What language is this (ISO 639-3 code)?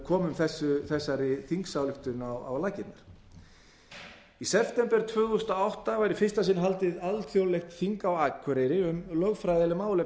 isl